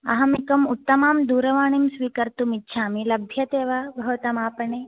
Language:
Sanskrit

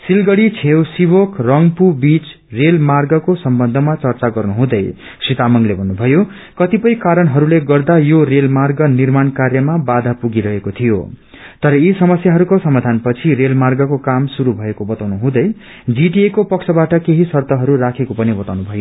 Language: Nepali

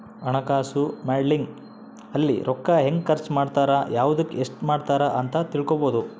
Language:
Kannada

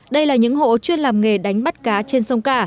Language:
Vietnamese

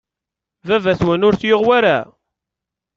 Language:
Kabyle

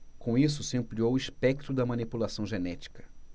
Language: Portuguese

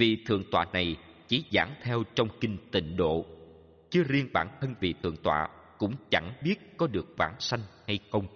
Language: Vietnamese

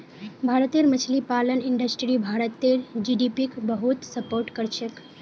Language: Magahi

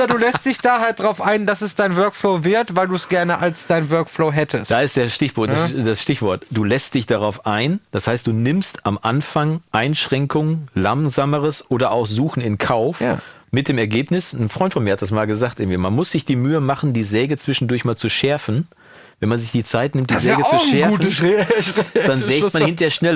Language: German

